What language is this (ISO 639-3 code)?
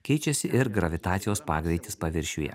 lit